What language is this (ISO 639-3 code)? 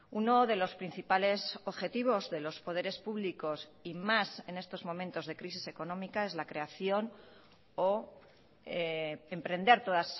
spa